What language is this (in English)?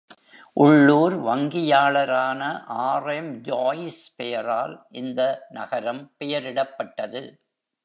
Tamil